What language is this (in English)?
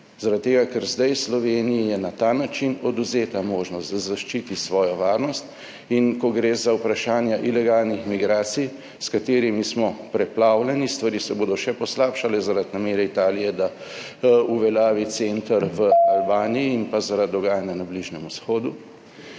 Slovenian